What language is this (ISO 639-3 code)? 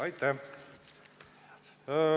est